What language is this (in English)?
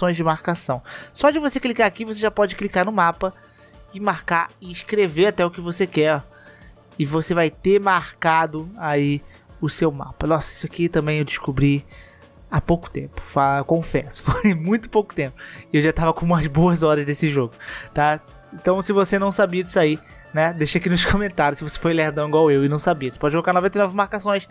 Portuguese